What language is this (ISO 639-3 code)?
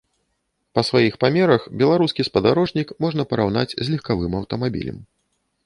bel